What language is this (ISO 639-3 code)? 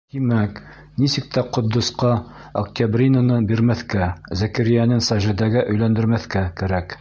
bak